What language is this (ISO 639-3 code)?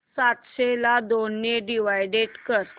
mar